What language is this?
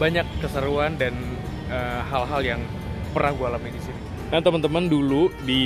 Indonesian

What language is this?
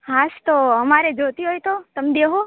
Gujarati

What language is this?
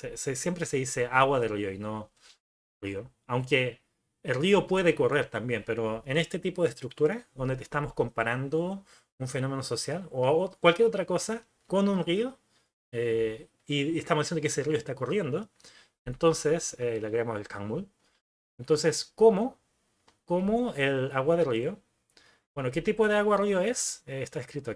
Spanish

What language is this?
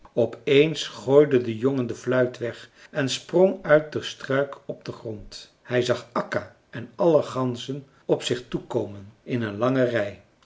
Dutch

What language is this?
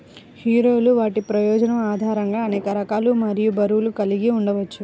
Telugu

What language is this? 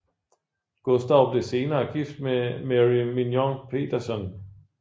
Danish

